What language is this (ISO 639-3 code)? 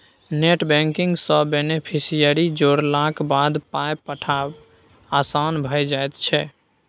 mai